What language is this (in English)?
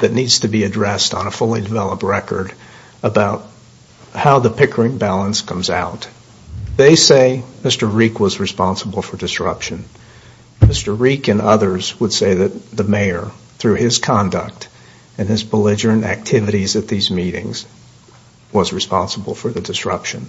English